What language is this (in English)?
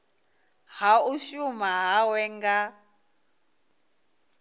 Venda